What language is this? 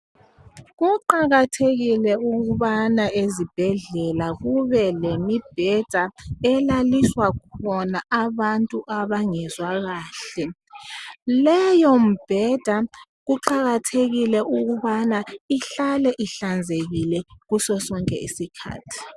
North Ndebele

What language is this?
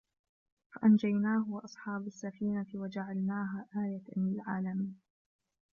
Arabic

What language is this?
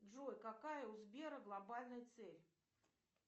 Russian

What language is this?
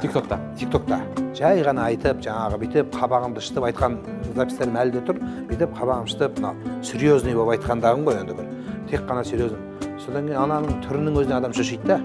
Turkish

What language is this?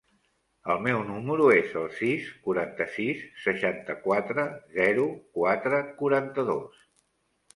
Catalan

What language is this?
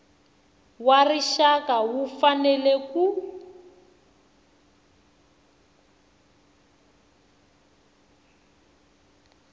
Tsonga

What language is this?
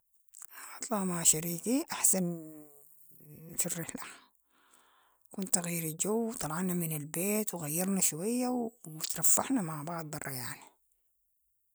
Sudanese Arabic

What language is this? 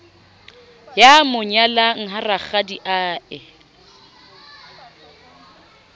Southern Sotho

